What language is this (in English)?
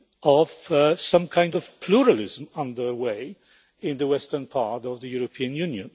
English